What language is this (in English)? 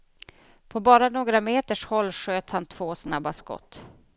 Swedish